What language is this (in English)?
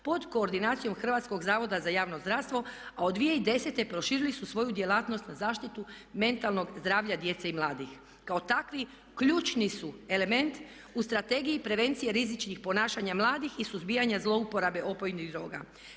Croatian